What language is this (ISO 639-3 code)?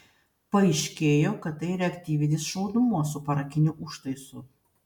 lit